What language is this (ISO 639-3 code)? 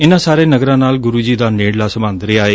pan